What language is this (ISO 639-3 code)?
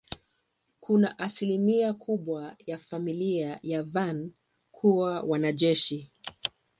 swa